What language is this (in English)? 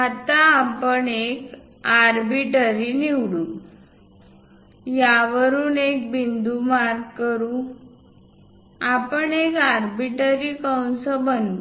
Marathi